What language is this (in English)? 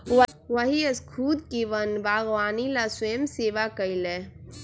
Magahi